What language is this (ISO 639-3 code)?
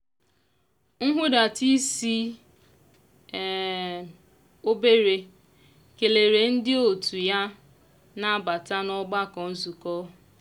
ibo